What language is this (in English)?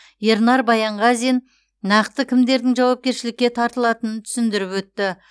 Kazakh